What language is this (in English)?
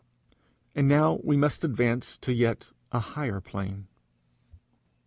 English